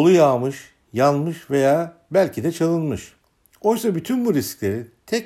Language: Turkish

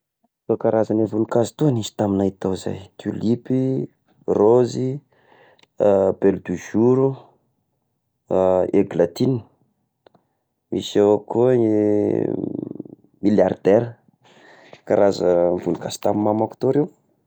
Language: Tesaka Malagasy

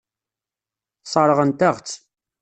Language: Kabyle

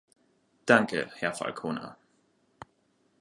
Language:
German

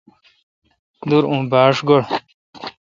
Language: Kalkoti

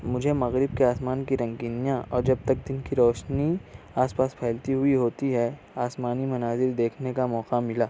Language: Urdu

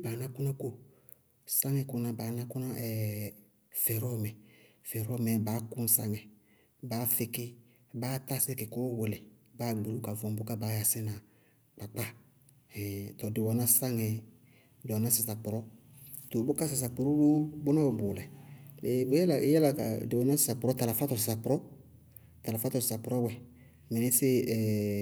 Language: Bago-Kusuntu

